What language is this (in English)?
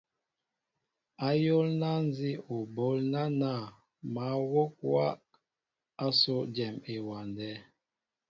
Mbo (Cameroon)